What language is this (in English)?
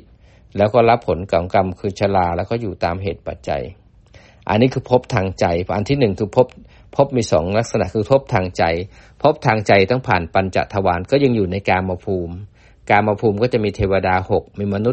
Thai